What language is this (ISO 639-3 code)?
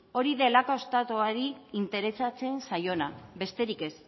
eus